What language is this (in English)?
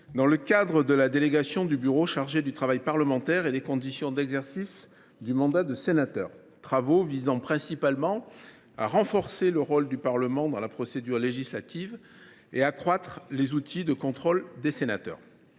French